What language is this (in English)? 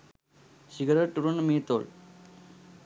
Sinhala